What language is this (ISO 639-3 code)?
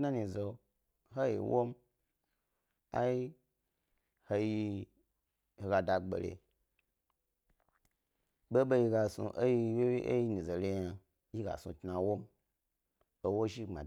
gby